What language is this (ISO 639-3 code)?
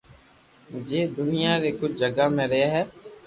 lrk